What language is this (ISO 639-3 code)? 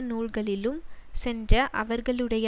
tam